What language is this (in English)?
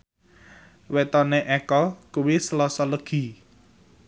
Javanese